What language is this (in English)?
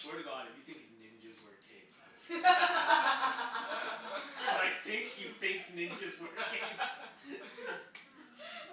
English